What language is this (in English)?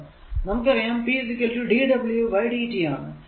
Malayalam